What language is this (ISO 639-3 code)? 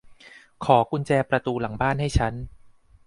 tha